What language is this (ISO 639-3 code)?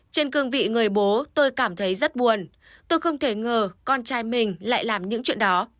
vie